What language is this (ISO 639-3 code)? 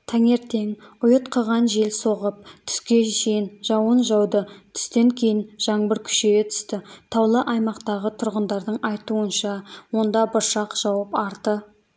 kaz